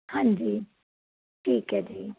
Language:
Punjabi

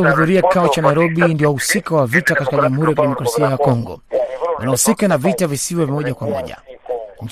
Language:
Swahili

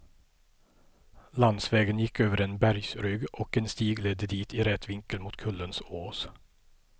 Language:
Swedish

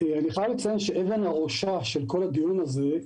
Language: Hebrew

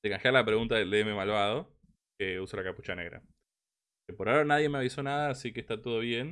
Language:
Spanish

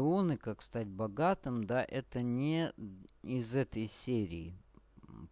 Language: Russian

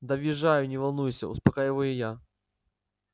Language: Russian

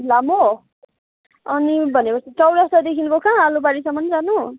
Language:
Nepali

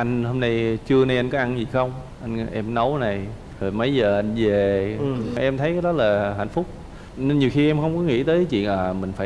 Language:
Vietnamese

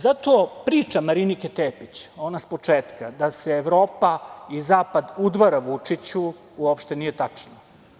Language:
Serbian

